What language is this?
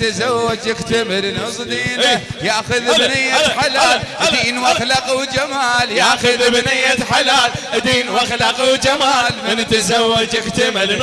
Arabic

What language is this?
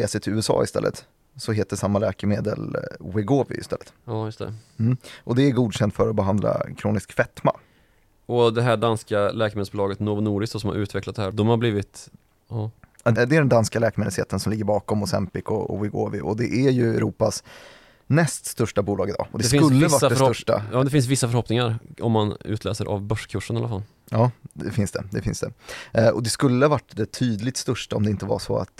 Swedish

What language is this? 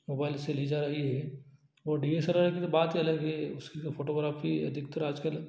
Hindi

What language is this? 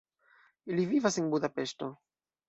Esperanto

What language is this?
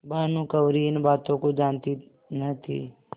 Hindi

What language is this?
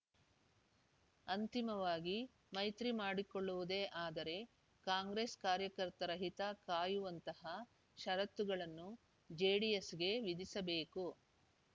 Kannada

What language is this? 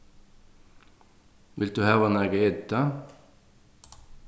Faroese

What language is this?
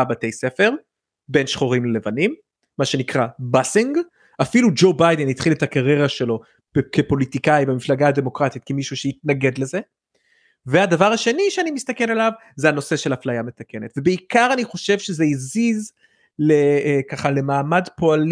Hebrew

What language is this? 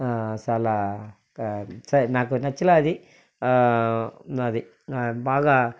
Telugu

